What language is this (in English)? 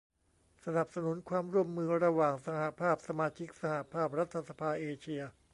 Thai